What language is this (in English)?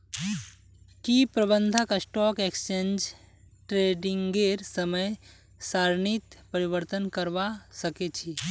Magahi